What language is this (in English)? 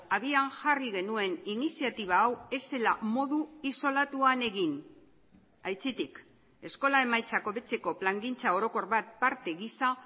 Basque